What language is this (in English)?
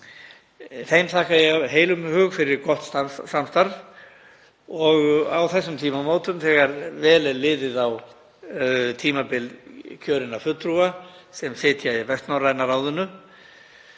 Icelandic